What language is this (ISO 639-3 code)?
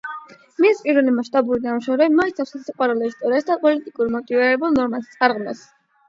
kat